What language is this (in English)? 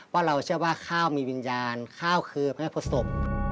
Thai